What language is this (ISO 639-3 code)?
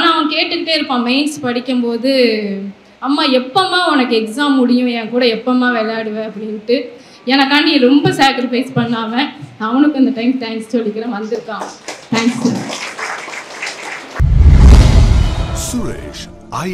ara